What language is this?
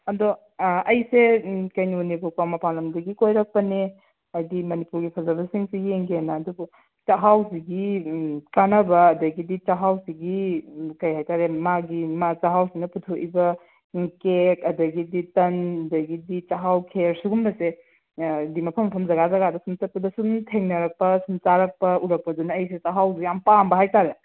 Manipuri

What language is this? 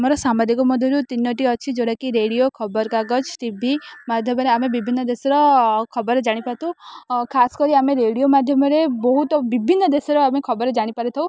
Odia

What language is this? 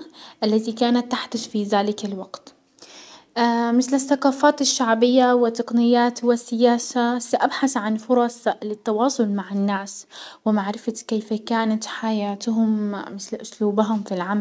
Hijazi Arabic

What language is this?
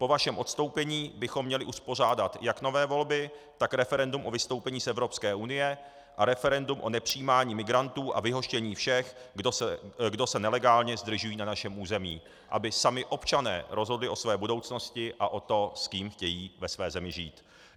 Czech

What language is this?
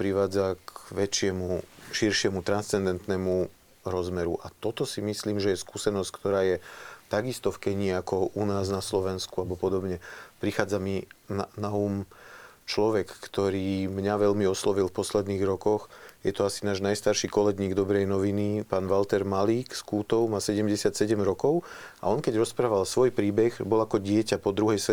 Slovak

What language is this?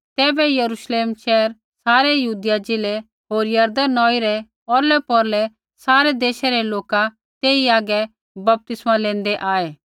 Kullu Pahari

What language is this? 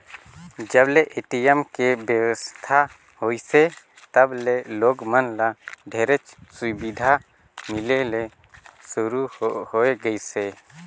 Chhattisgarhi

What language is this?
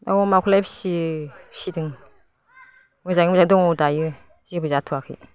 Bodo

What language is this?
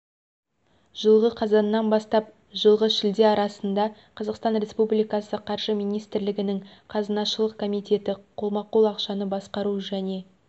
Kazakh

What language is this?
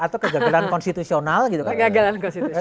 Indonesian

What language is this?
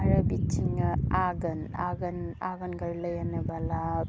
Bodo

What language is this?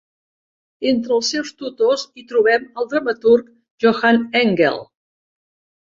Catalan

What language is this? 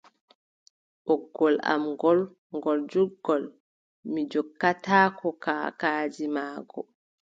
Adamawa Fulfulde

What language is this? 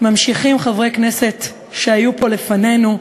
Hebrew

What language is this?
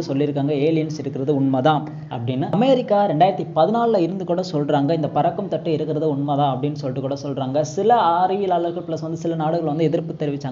Tamil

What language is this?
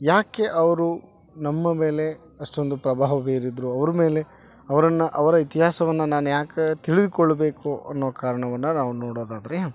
Kannada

